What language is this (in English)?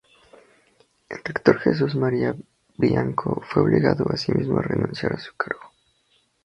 Spanish